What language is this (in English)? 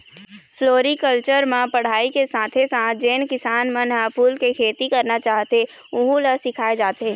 Chhattisgarhi